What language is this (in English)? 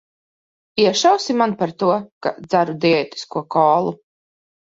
Latvian